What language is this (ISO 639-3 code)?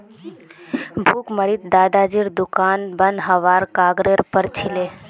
mag